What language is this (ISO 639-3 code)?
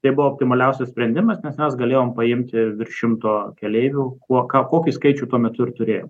lit